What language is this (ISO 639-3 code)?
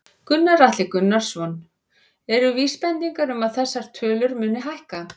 isl